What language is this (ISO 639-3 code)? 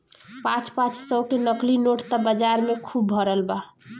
bho